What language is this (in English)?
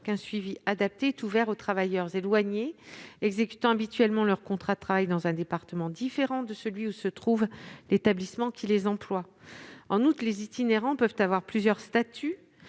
French